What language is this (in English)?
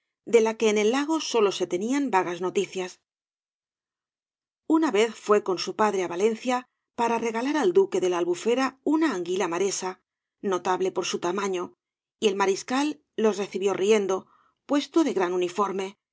Spanish